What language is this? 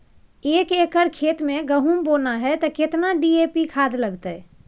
Maithili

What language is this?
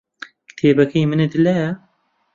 Central Kurdish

